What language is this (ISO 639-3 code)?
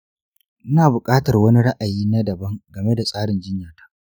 hau